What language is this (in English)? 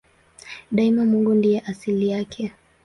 Swahili